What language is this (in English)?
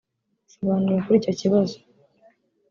Kinyarwanda